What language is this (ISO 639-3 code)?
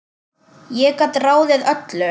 isl